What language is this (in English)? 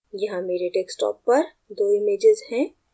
Hindi